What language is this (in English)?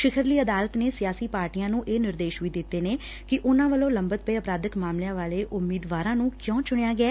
Punjabi